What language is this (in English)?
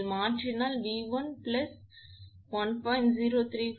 Tamil